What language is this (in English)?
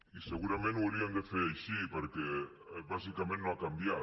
Catalan